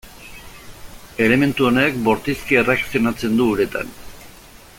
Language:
Basque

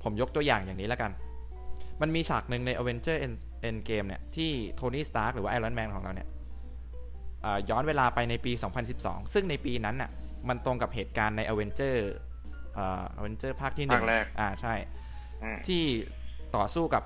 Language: Thai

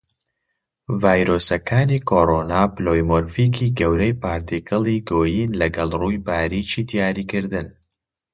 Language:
Central Kurdish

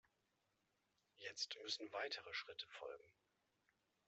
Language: German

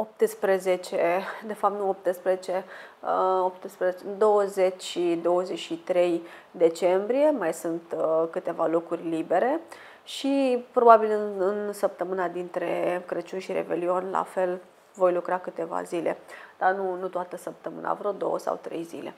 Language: Romanian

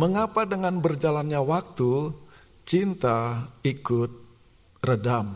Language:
Indonesian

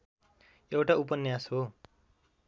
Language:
Nepali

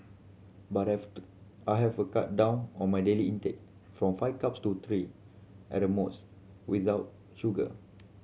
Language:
English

